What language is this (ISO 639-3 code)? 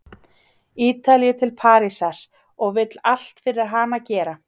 isl